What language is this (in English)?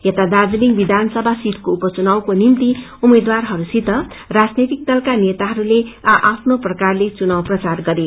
Nepali